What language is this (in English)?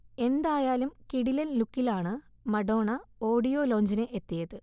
Malayalam